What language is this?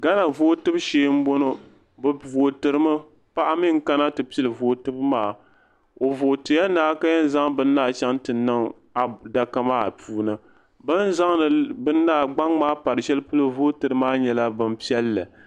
Dagbani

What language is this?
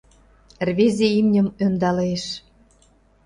Mari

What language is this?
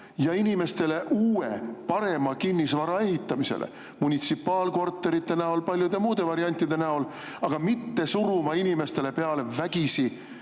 Estonian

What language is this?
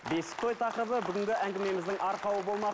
Kazakh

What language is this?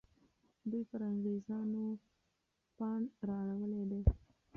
Pashto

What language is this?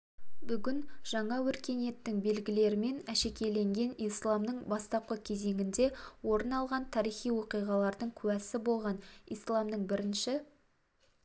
Kazakh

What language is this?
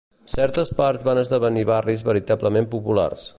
Catalan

